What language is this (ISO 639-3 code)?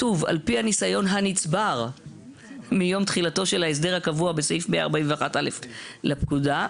heb